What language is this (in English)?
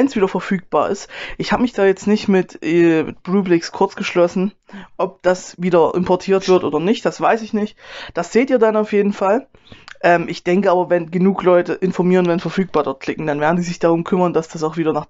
German